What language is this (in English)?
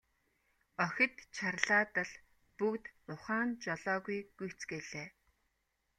Mongolian